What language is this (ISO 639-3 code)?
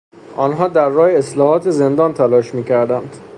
fas